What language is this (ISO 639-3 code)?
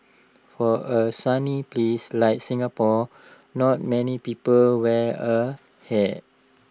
eng